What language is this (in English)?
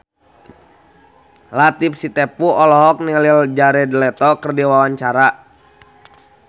Sundanese